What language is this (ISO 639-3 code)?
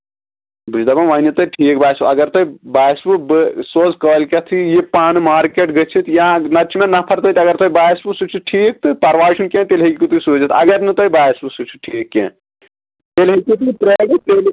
kas